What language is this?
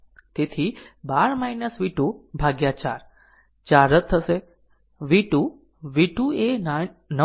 Gujarati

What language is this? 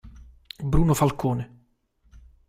Italian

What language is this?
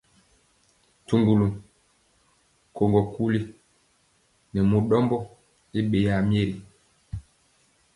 Mpiemo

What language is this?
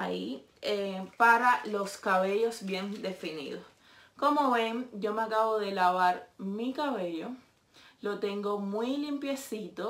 Spanish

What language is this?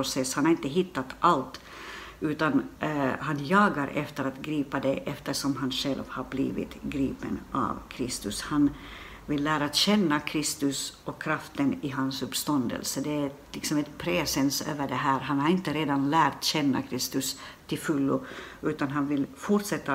Swedish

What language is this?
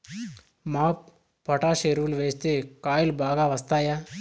Telugu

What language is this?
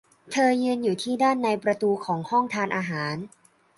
Thai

